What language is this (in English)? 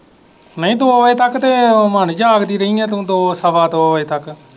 Punjabi